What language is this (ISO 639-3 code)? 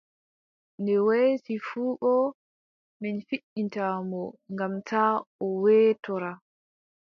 fub